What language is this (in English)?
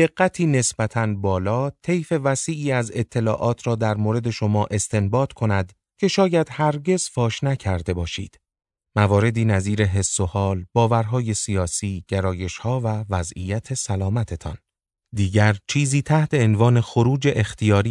Persian